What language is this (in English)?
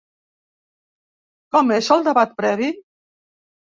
Catalan